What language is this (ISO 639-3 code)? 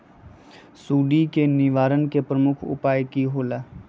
mag